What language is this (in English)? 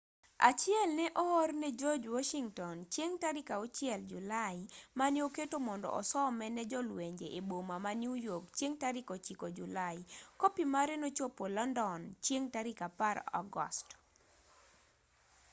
Luo (Kenya and Tanzania)